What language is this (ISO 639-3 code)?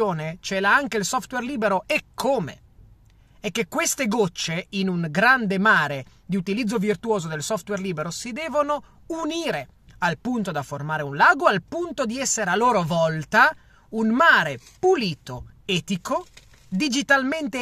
ita